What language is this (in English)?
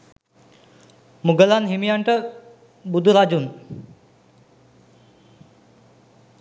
Sinhala